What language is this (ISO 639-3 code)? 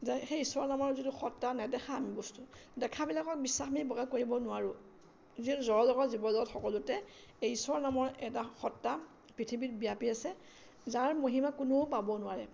asm